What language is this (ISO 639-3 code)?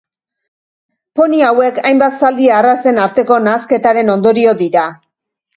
eus